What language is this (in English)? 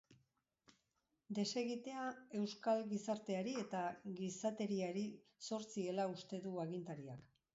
Basque